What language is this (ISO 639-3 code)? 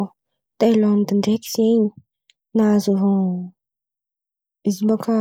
xmv